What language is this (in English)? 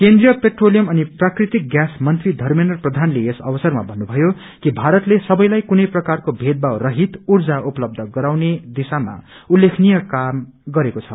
Nepali